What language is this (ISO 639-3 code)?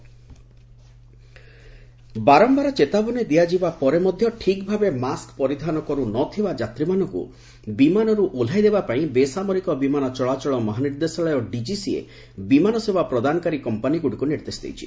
ori